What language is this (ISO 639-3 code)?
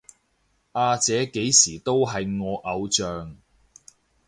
yue